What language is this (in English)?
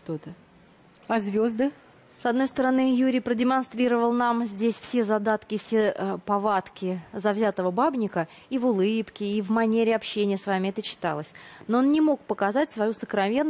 Russian